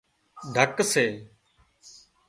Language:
Wadiyara Koli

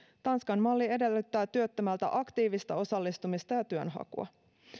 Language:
Finnish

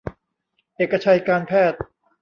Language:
Thai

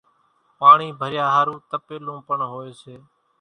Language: Kachi Koli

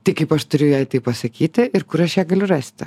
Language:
Lithuanian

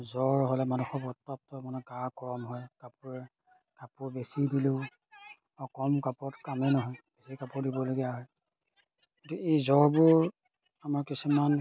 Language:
Assamese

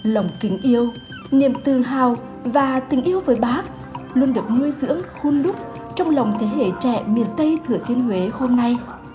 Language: Vietnamese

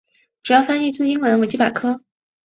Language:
Chinese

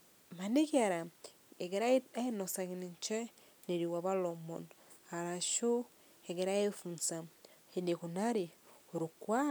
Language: Masai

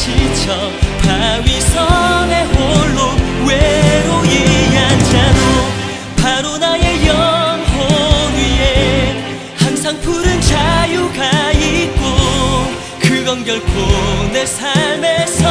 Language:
Korean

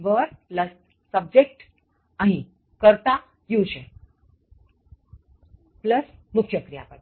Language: Gujarati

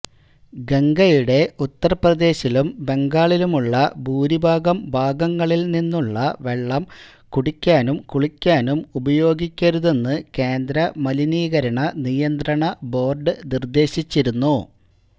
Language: Malayalam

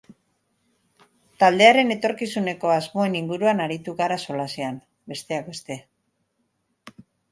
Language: Basque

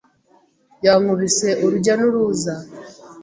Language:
Kinyarwanda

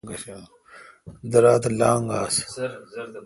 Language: Kalkoti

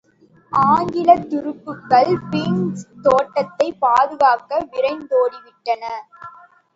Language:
Tamil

